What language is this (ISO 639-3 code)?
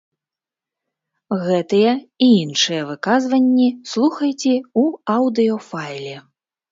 bel